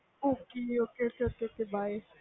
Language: Punjabi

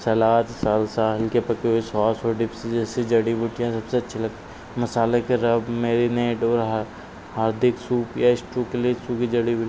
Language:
Hindi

